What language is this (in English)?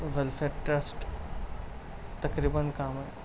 Urdu